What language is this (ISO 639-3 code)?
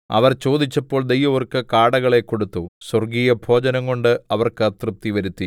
mal